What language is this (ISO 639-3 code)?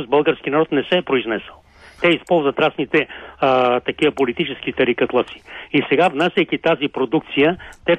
bul